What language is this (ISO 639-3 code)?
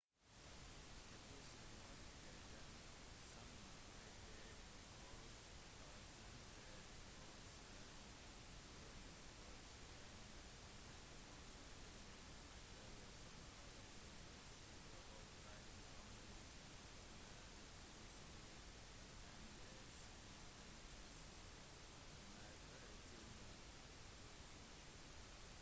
nob